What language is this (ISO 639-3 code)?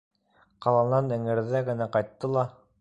bak